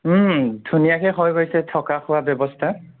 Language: Assamese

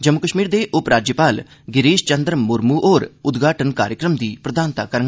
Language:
Dogri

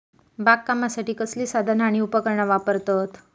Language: Marathi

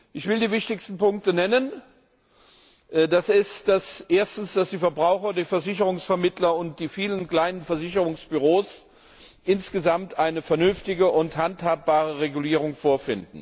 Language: German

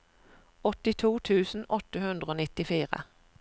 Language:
Norwegian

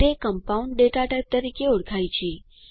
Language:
Gujarati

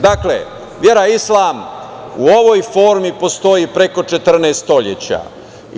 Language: Serbian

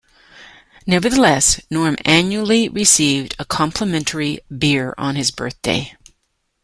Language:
English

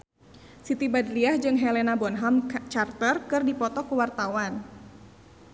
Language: Sundanese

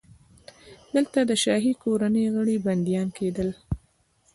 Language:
Pashto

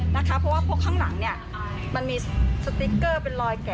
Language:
Thai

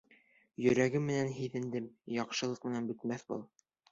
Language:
Bashkir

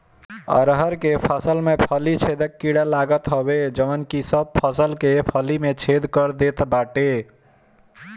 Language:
Bhojpuri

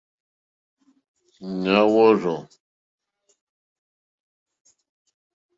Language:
Mokpwe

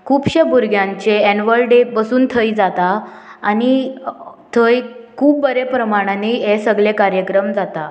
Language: Konkani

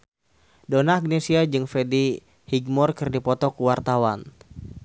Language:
Sundanese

